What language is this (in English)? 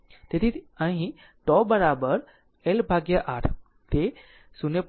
Gujarati